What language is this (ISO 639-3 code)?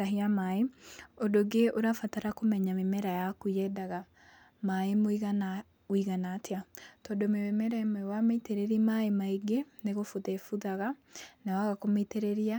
kik